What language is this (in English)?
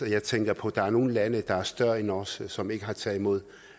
Danish